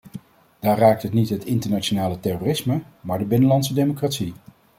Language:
Dutch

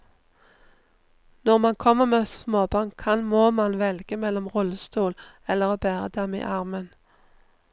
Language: Norwegian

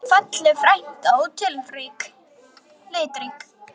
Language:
Icelandic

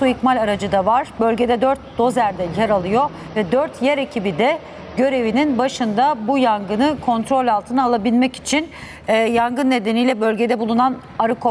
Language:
Turkish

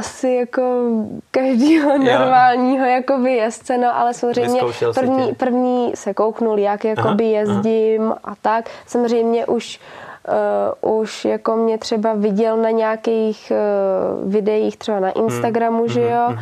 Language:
Czech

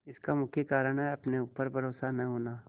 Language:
Hindi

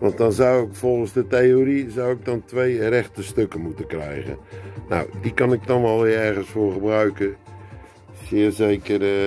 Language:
Dutch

